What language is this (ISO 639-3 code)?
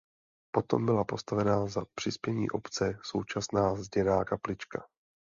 ces